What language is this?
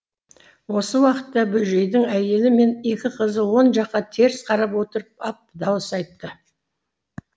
Kazakh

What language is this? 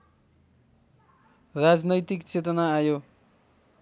Nepali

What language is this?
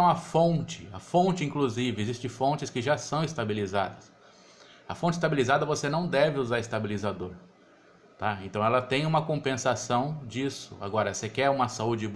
Portuguese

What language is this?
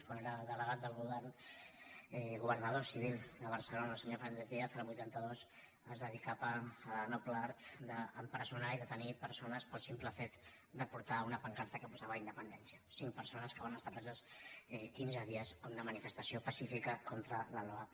Catalan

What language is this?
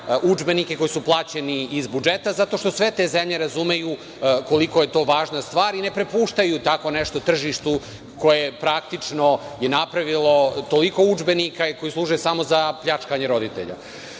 Serbian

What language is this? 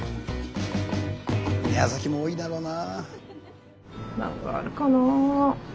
Japanese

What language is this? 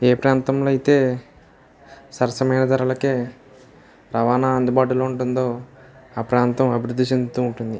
Telugu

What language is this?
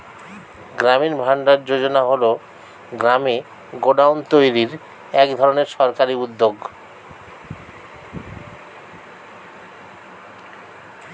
Bangla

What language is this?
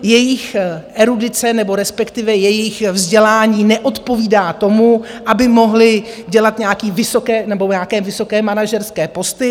Czech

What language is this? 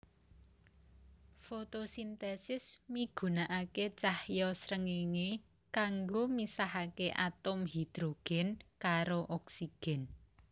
Javanese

